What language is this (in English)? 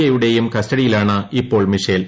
Malayalam